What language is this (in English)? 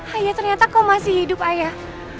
Indonesian